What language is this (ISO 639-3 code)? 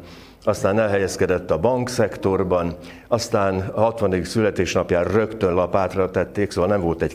hun